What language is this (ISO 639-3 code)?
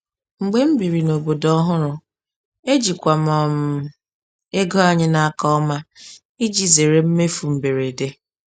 ibo